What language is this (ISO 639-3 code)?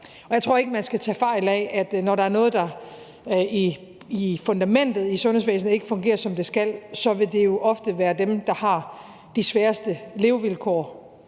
dan